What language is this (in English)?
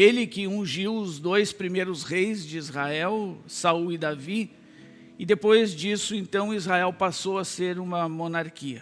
Portuguese